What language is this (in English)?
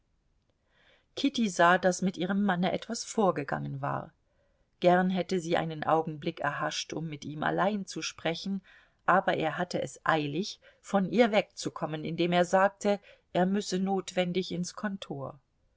German